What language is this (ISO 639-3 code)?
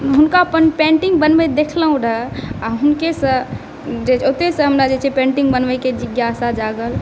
mai